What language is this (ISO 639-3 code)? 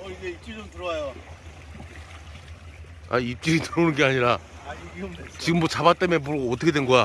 kor